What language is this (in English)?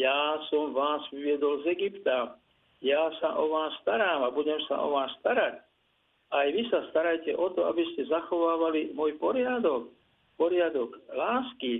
Slovak